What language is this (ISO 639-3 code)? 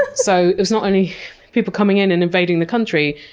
eng